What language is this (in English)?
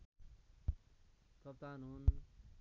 Nepali